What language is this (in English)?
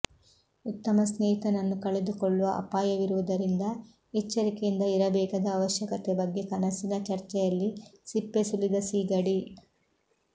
Kannada